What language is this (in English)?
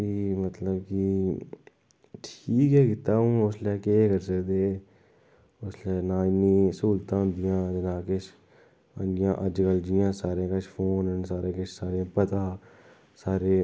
Dogri